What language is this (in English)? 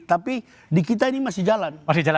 Indonesian